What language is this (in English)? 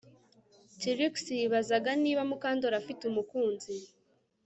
Kinyarwanda